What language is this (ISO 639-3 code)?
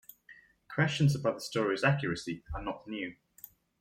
eng